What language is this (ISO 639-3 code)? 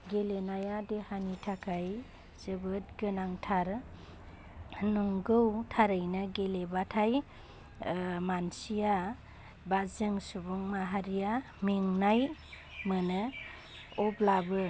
brx